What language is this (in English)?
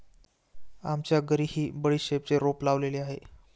Marathi